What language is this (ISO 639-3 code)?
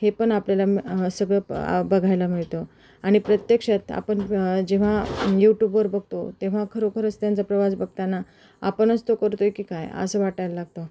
mar